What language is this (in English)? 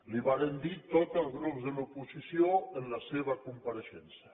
Catalan